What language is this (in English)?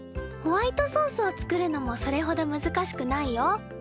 Japanese